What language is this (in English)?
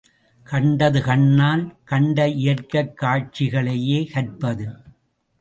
Tamil